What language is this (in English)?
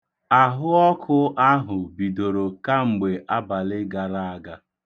Igbo